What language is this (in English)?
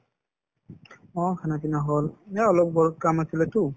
Assamese